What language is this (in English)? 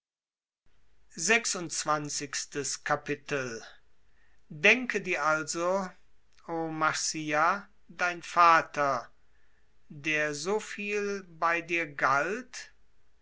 German